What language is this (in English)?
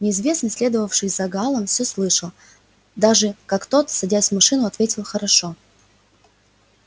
Russian